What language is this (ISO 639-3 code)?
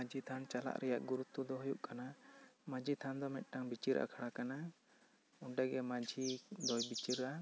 sat